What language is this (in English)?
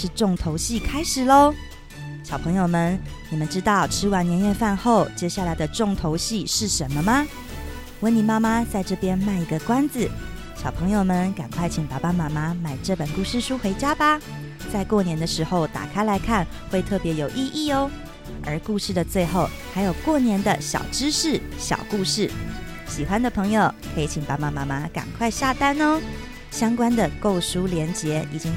Chinese